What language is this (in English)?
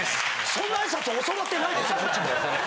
Japanese